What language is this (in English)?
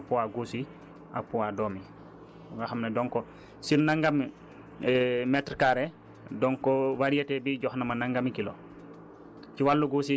Wolof